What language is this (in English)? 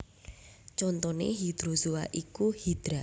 Javanese